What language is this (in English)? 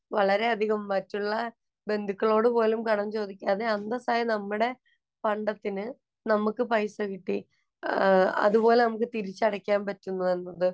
Malayalam